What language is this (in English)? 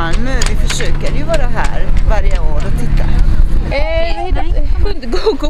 Swedish